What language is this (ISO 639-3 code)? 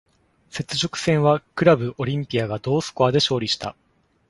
jpn